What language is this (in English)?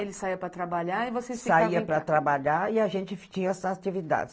Portuguese